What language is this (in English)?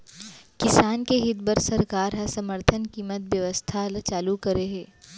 Chhattisgarhi